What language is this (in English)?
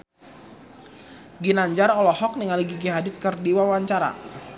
Sundanese